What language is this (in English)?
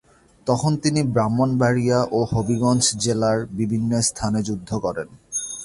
Bangla